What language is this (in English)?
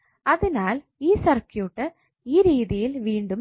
Malayalam